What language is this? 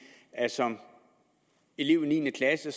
Danish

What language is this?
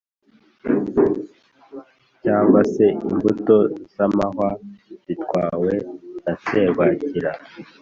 Kinyarwanda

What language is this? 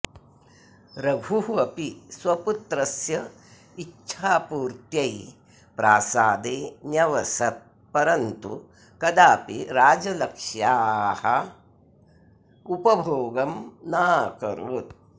Sanskrit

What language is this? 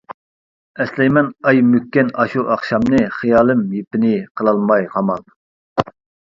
Uyghur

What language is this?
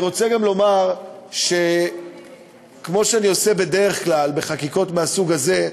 Hebrew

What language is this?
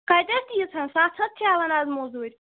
Kashmiri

